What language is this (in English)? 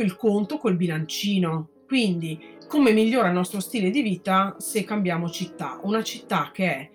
Italian